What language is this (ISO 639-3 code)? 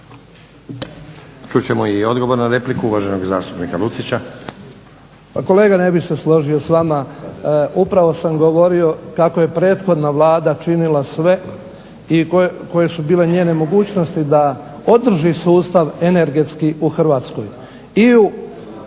hrv